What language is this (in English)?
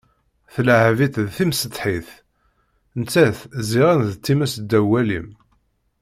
Kabyle